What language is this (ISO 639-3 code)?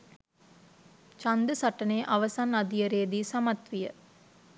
sin